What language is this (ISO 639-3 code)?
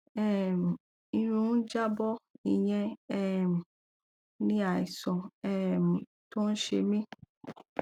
yor